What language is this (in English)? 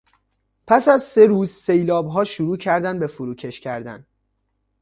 Persian